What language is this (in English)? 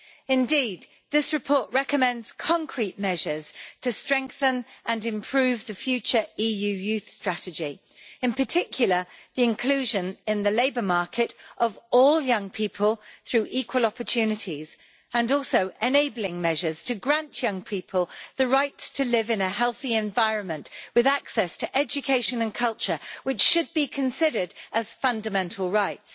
English